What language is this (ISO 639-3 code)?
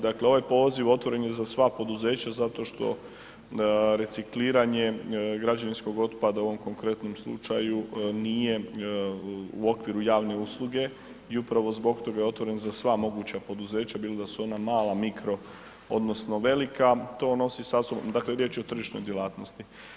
hrv